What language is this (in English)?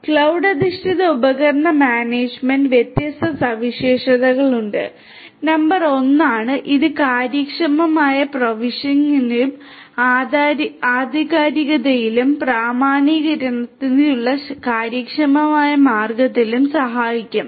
Malayalam